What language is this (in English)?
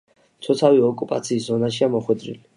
Georgian